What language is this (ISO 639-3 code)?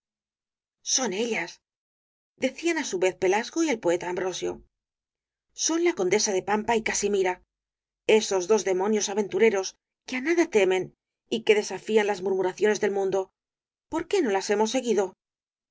spa